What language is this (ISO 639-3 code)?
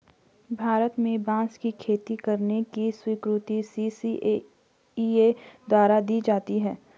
hin